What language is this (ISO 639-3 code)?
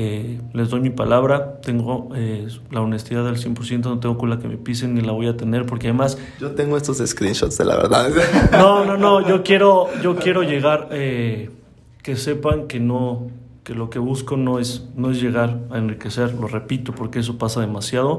spa